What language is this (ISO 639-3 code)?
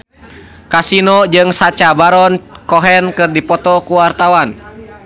sun